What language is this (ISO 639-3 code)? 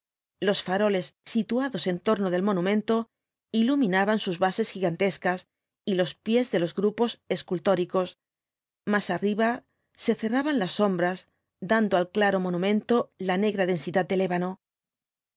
spa